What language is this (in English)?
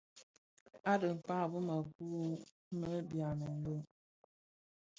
Bafia